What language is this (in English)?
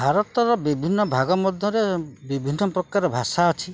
Odia